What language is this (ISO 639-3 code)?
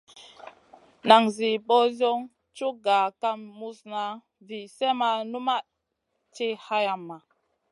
mcn